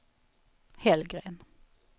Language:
Swedish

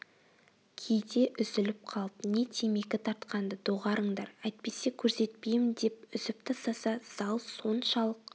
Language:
Kazakh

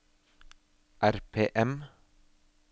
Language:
Norwegian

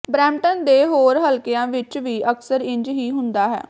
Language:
Punjabi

